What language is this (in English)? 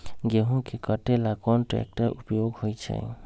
Magahi